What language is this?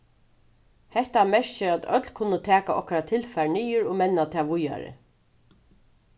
Faroese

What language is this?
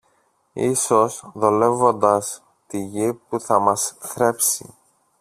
Greek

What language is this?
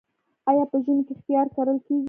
Pashto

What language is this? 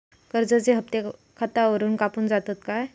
Marathi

